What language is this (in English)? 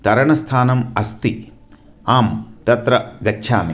Sanskrit